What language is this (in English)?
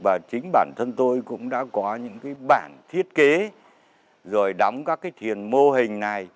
Vietnamese